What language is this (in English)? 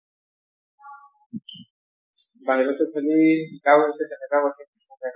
Assamese